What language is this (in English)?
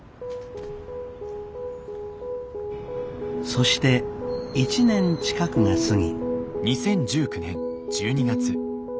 Japanese